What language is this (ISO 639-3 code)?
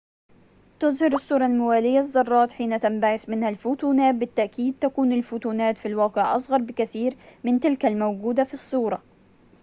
ara